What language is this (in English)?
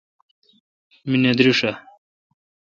Kalkoti